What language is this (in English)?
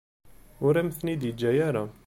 Kabyle